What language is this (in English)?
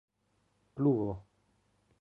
Esperanto